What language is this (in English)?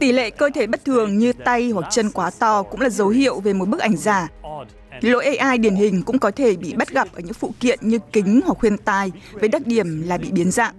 Vietnamese